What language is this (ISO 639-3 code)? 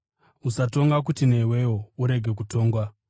sna